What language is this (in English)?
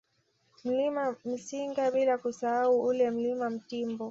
Swahili